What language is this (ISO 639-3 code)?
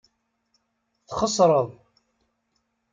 kab